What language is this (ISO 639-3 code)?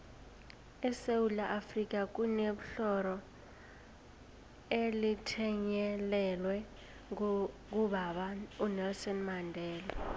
nbl